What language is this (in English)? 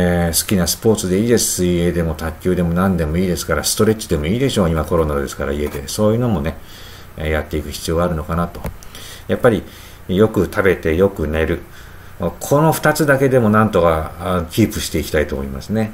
Japanese